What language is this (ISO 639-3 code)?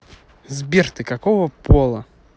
rus